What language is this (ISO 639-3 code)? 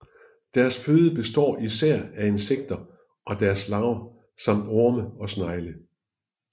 dan